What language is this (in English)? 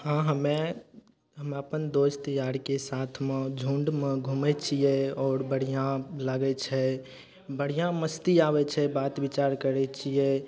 Maithili